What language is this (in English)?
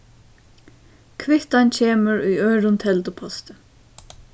Faroese